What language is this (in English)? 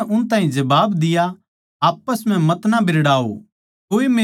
Haryanvi